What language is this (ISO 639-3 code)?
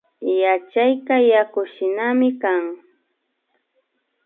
qvi